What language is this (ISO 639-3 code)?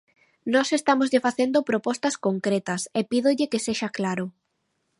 glg